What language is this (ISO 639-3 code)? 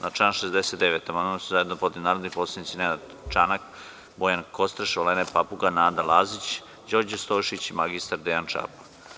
srp